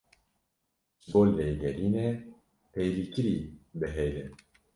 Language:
Kurdish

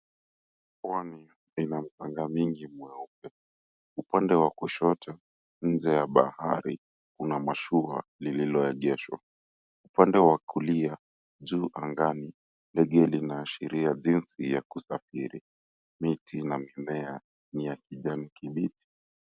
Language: Swahili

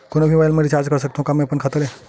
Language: Chhattisgarhi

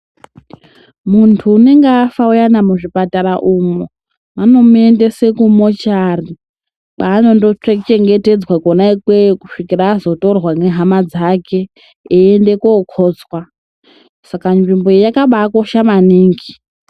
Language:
Ndau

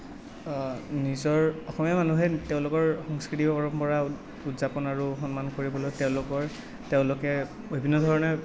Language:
Assamese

